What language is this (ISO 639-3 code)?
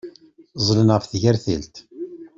kab